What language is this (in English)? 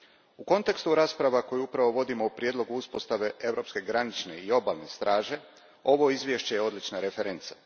Croatian